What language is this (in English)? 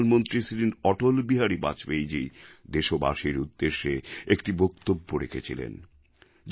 Bangla